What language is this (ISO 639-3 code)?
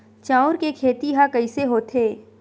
hne